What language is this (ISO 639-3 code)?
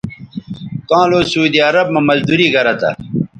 btv